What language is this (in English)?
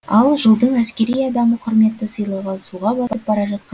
Kazakh